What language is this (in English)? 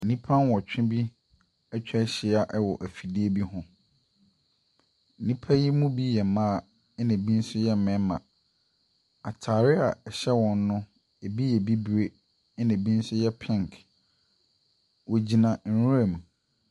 Akan